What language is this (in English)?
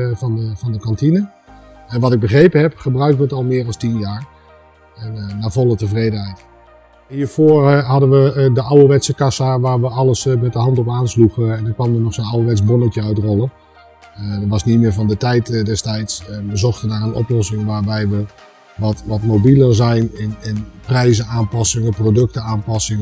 Dutch